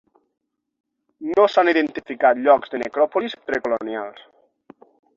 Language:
Catalan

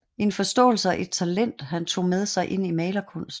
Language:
Danish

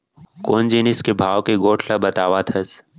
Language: Chhattisgarhi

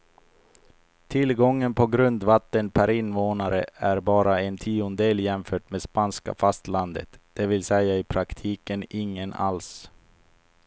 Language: Swedish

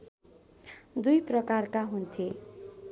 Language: Nepali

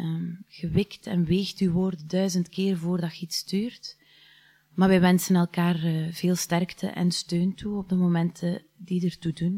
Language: Dutch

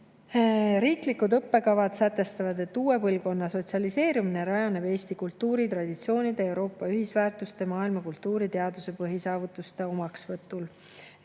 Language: Estonian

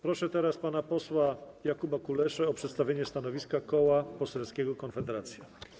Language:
Polish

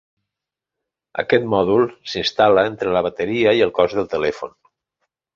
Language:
Catalan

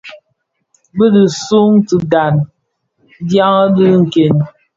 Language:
Bafia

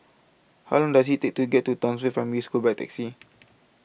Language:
English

